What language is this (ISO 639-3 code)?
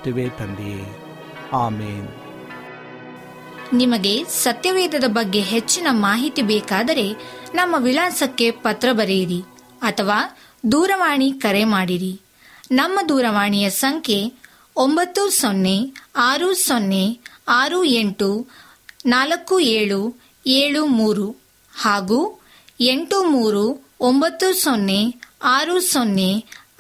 kan